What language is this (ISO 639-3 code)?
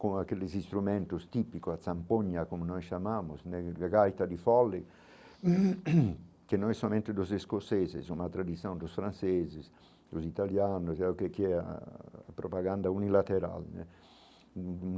por